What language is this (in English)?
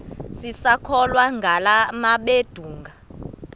Xhosa